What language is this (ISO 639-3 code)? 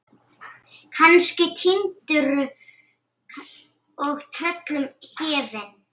isl